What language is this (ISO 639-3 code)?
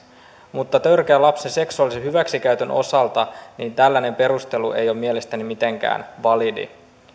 fin